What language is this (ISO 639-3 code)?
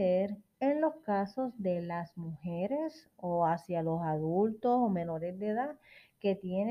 spa